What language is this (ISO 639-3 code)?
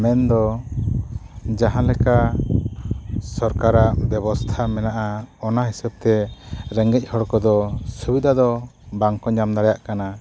sat